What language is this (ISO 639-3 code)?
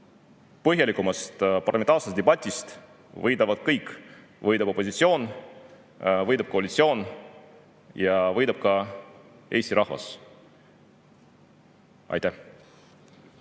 est